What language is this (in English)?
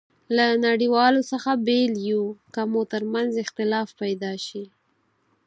Pashto